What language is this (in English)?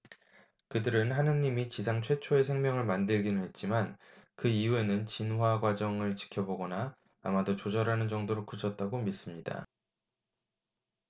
Korean